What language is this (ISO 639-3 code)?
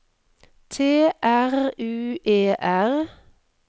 nor